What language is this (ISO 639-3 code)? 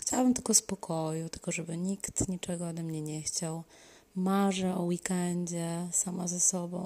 pol